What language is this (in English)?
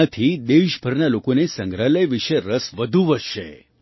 Gujarati